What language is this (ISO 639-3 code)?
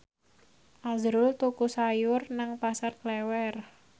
jav